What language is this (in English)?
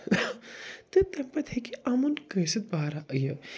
Kashmiri